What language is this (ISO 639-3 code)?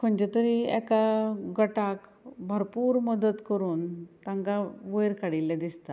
kok